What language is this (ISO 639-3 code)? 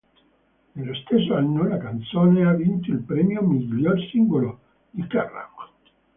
ita